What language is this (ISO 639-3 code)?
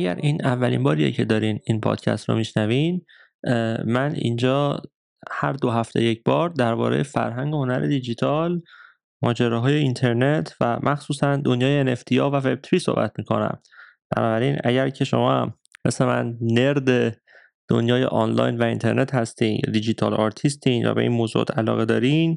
fas